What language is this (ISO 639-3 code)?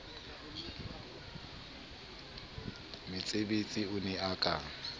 sot